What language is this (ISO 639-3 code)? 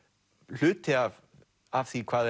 isl